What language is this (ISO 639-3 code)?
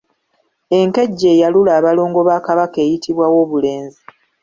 lug